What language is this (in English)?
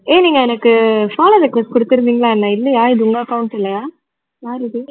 Tamil